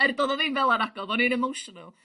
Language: Welsh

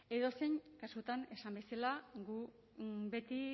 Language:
Basque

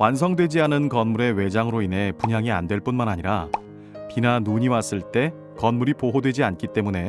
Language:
Korean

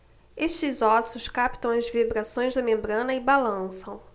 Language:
Portuguese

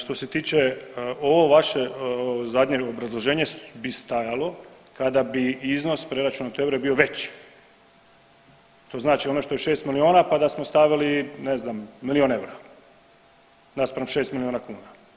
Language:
Croatian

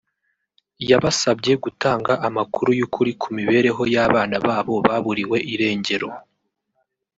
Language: Kinyarwanda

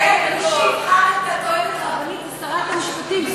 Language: Hebrew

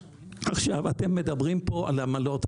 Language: Hebrew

